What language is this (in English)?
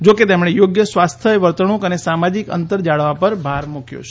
Gujarati